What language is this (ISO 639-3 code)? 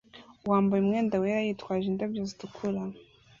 kin